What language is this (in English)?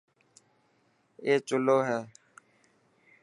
Dhatki